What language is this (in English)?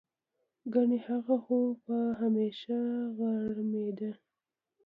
Pashto